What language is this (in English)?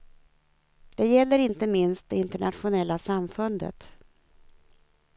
Swedish